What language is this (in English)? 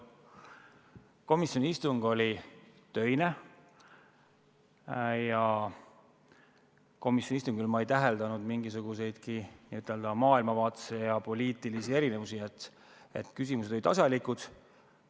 Estonian